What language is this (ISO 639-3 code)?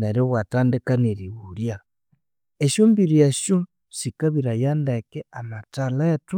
koo